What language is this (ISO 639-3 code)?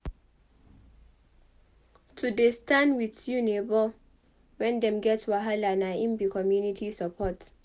pcm